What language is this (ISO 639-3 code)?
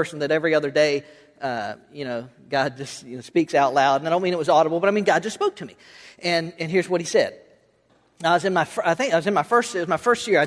eng